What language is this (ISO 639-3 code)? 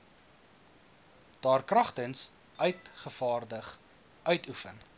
afr